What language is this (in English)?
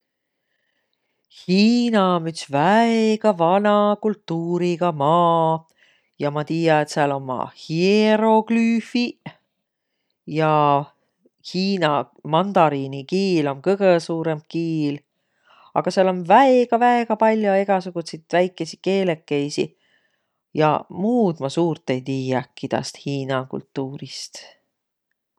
Võro